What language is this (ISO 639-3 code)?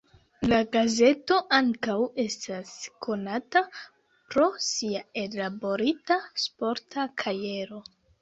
epo